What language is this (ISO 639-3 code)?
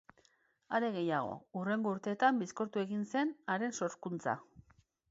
eus